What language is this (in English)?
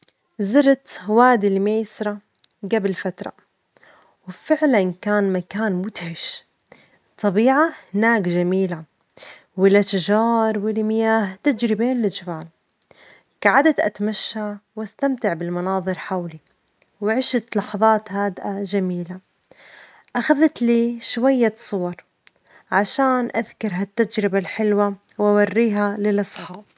Omani Arabic